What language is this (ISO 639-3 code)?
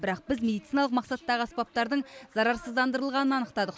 kaz